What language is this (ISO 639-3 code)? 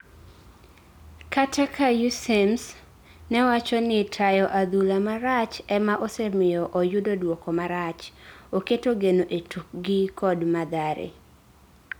luo